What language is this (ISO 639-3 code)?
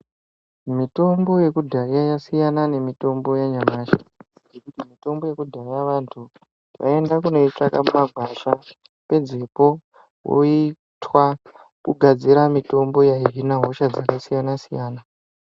ndc